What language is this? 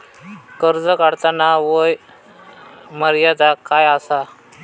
Marathi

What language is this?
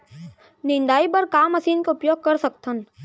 Chhattisgarhi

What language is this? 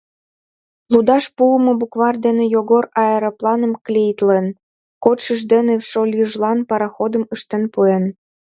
Mari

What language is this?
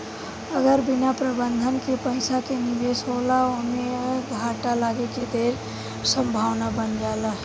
Bhojpuri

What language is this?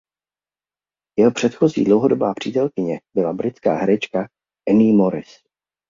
Czech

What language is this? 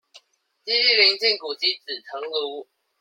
Chinese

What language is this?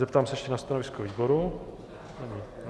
Czech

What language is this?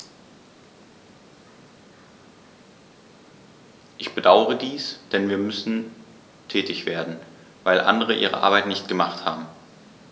German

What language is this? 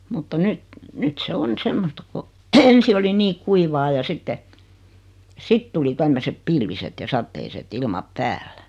Finnish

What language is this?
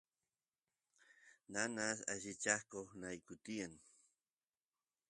Santiago del Estero Quichua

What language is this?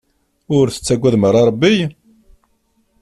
Kabyle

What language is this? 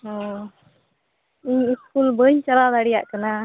Santali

